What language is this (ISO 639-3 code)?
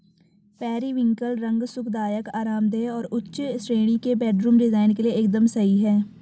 hin